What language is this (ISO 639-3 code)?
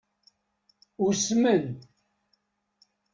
kab